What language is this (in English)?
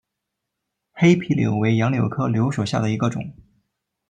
Chinese